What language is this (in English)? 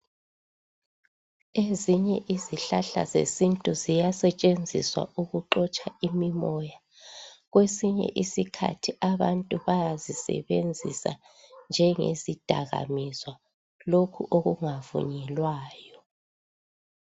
North Ndebele